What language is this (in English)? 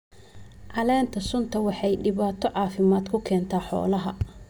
Somali